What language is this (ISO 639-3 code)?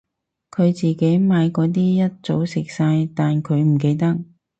yue